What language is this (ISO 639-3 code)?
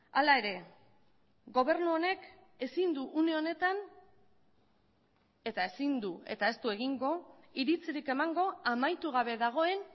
eus